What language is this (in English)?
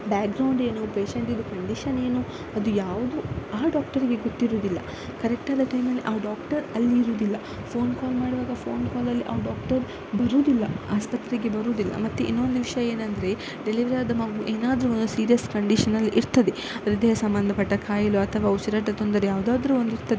Kannada